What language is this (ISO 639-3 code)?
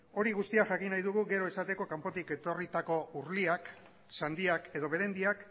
eus